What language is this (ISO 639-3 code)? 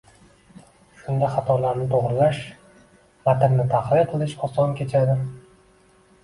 uzb